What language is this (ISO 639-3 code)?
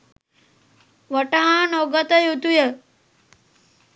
sin